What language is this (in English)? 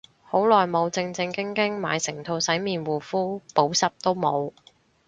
Cantonese